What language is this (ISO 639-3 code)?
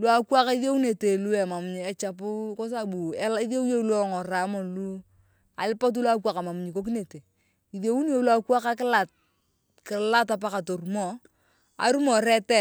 tuv